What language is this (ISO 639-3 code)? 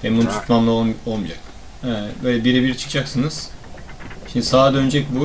tur